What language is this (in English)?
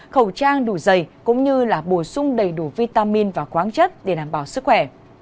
Vietnamese